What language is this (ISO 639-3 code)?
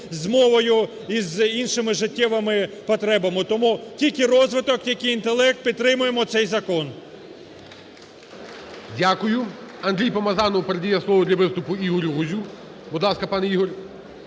ukr